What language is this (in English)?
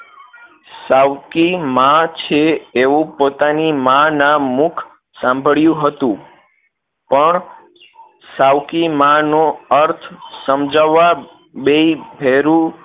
Gujarati